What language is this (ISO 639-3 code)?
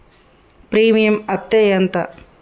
tel